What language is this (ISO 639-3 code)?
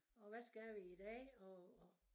dan